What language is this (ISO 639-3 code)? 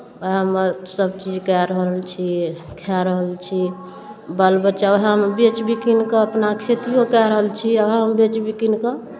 mai